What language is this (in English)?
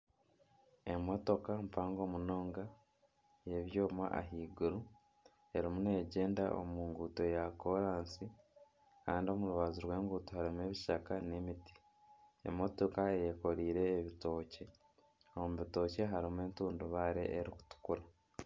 Nyankole